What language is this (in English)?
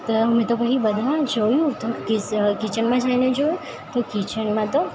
Gujarati